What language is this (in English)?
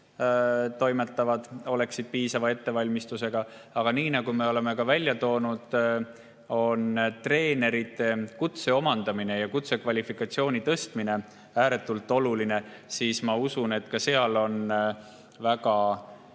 Estonian